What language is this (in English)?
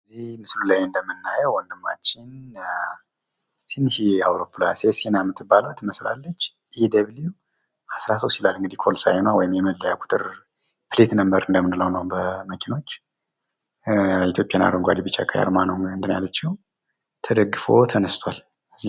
Amharic